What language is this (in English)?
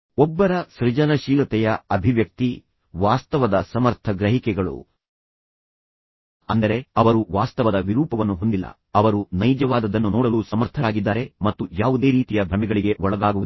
Kannada